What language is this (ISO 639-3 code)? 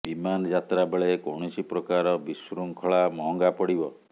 ori